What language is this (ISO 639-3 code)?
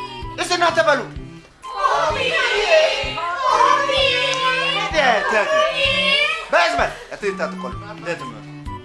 amh